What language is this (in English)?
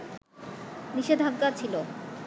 Bangla